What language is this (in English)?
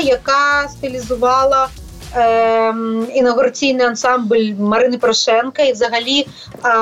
Ukrainian